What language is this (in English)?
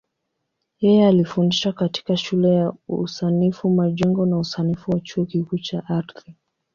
Swahili